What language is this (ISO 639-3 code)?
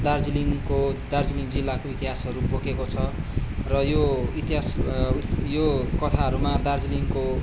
nep